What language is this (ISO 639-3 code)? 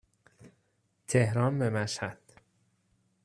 fas